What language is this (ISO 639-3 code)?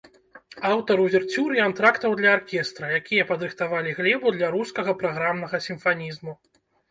bel